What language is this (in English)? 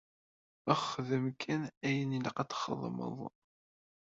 Kabyle